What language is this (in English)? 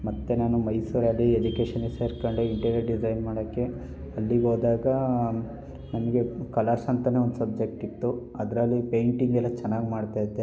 Kannada